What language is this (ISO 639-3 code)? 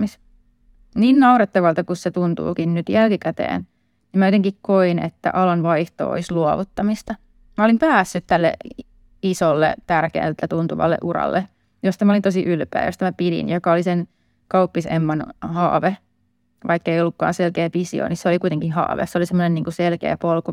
fin